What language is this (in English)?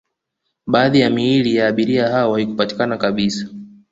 Swahili